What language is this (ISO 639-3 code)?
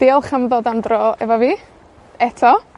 cym